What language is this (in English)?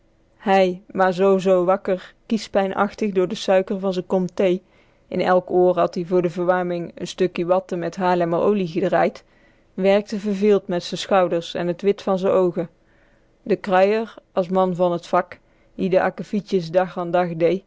Dutch